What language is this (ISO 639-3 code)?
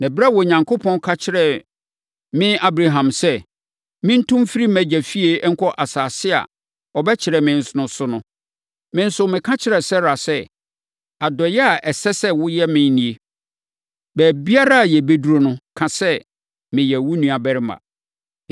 aka